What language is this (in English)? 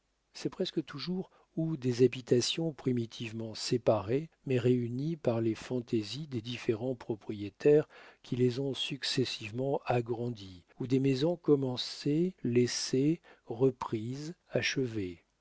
French